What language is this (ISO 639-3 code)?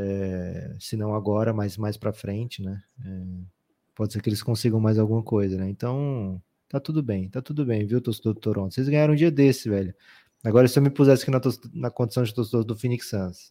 por